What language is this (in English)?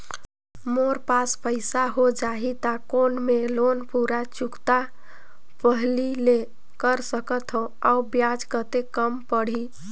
Chhattisgarhi